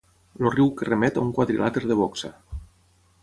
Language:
Catalan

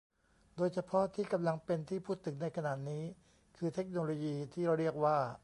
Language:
Thai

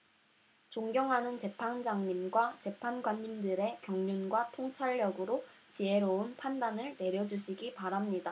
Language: Korean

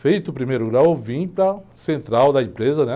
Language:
Portuguese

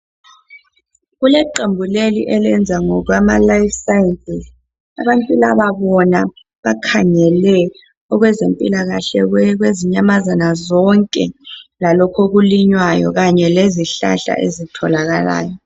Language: North Ndebele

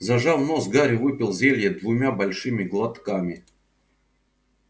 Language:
Russian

